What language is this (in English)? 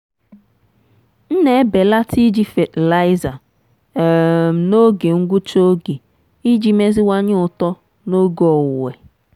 Igbo